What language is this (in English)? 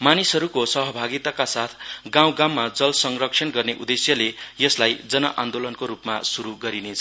Nepali